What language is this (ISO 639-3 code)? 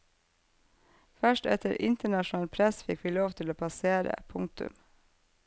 nor